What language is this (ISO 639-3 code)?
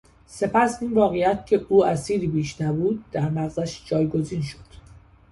fas